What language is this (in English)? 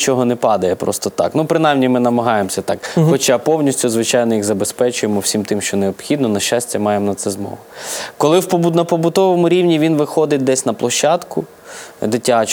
Ukrainian